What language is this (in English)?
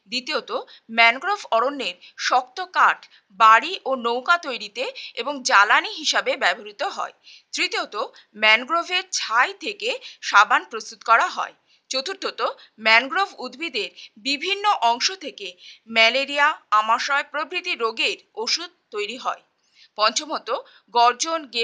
Hindi